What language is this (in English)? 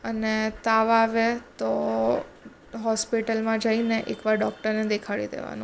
Gujarati